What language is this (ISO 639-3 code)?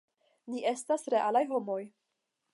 epo